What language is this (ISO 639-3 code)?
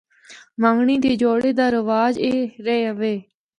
hno